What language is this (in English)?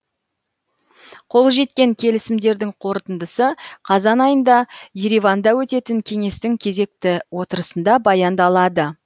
Kazakh